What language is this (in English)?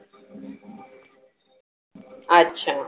Marathi